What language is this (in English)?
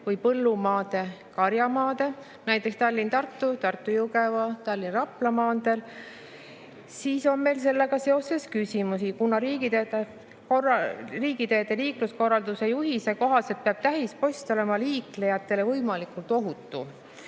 Estonian